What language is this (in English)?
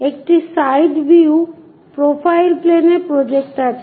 Bangla